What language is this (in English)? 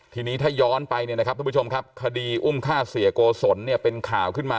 Thai